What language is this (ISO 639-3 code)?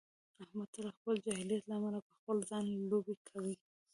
pus